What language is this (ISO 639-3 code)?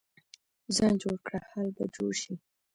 pus